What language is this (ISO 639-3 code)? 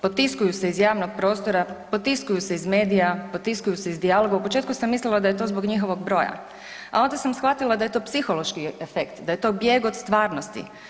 hrv